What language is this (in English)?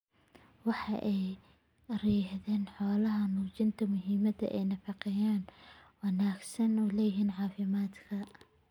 Somali